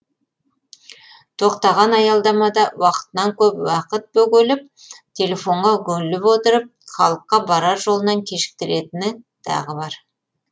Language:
Kazakh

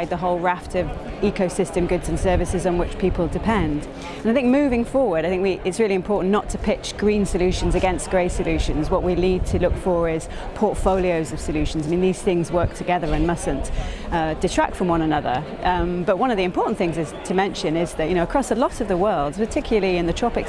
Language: English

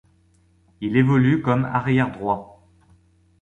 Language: French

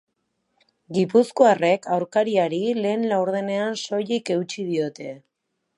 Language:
Basque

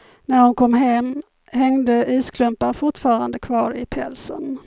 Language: Swedish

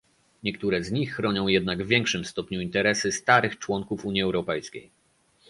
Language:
Polish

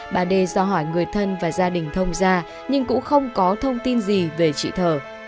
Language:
Vietnamese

